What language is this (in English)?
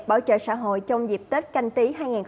Vietnamese